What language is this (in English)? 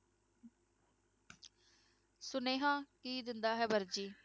Punjabi